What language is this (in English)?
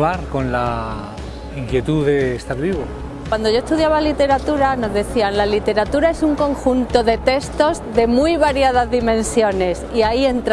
Spanish